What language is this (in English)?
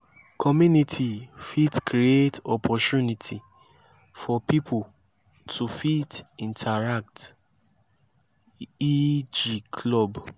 Nigerian Pidgin